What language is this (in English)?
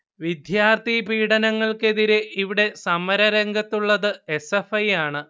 Malayalam